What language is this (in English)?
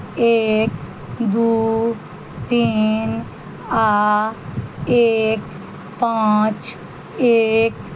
Maithili